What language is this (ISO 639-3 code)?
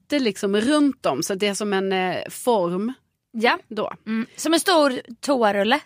swe